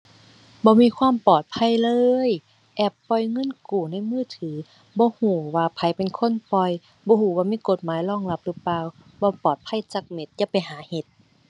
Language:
Thai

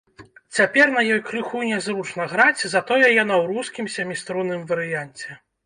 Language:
Belarusian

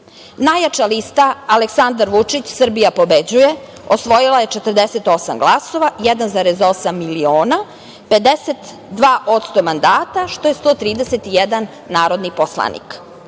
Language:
Serbian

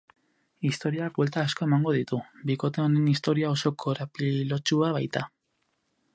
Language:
Basque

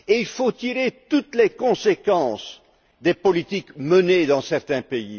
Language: French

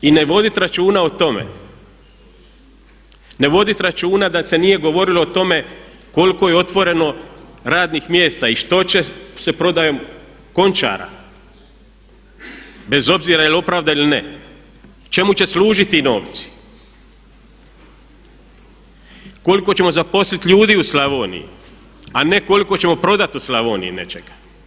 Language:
Croatian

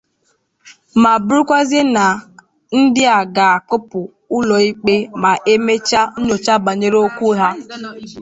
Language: Igbo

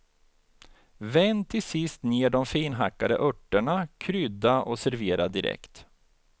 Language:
Swedish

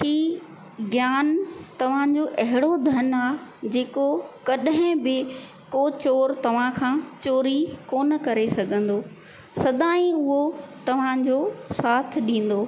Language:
Sindhi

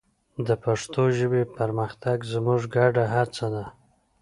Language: Pashto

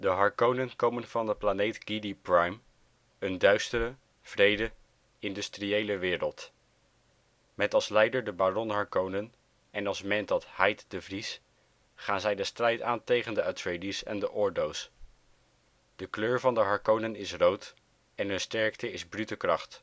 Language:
Dutch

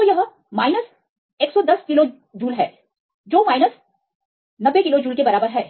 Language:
Hindi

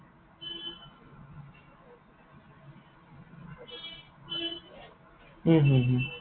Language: Assamese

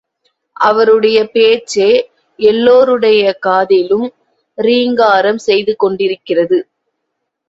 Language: Tamil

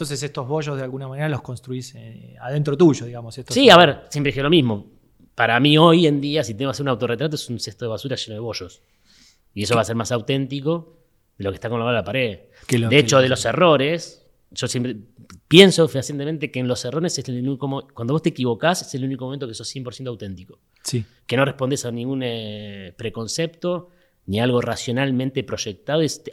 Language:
Spanish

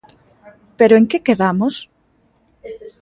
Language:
Galician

